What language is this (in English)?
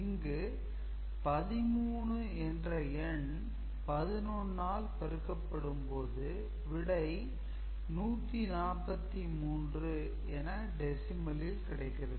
Tamil